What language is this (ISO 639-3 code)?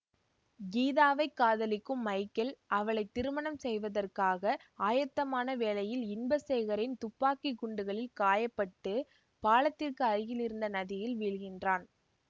tam